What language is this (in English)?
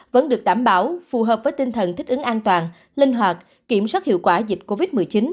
Vietnamese